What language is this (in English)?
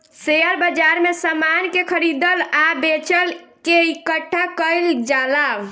Bhojpuri